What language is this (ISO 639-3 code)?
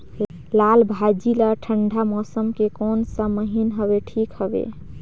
hne